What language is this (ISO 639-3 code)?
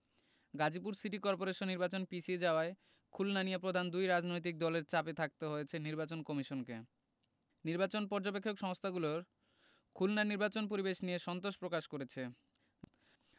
ben